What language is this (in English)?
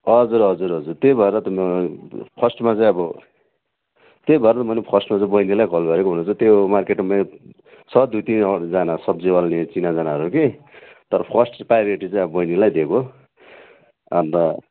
Nepali